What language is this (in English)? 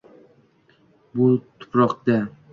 Uzbek